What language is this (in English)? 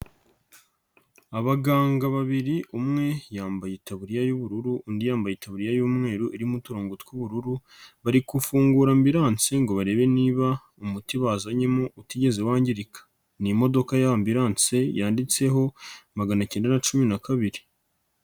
Kinyarwanda